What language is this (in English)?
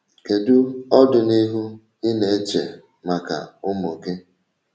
Igbo